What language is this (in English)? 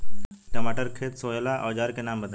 Bhojpuri